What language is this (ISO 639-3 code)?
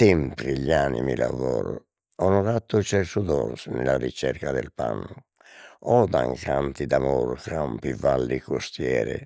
srd